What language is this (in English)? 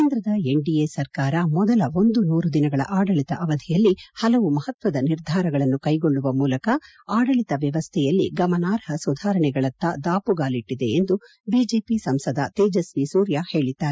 Kannada